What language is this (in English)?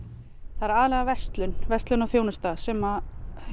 Icelandic